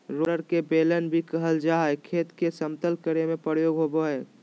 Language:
Magahi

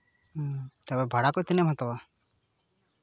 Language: Santali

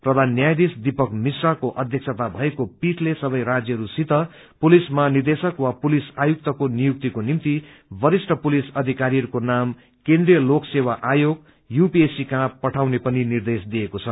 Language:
Nepali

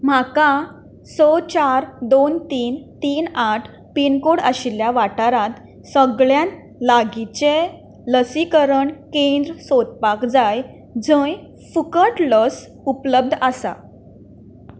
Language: Konkani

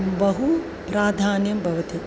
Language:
Sanskrit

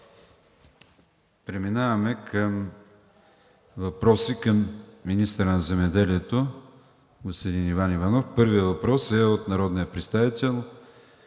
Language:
Bulgarian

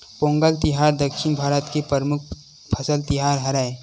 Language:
Chhattisgarhi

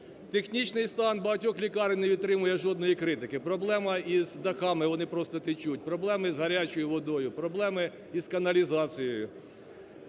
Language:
Ukrainian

